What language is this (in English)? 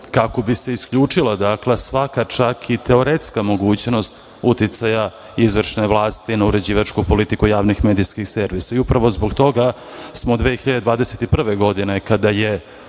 Serbian